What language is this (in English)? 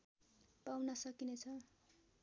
Nepali